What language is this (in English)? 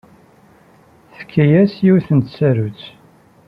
Kabyle